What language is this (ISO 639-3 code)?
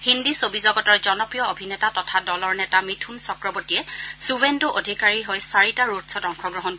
asm